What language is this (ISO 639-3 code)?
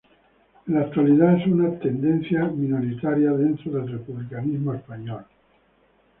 spa